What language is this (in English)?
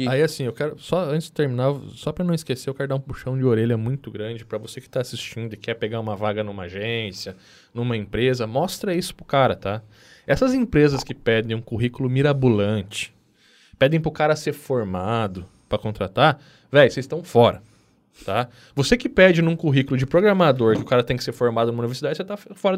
Portuguese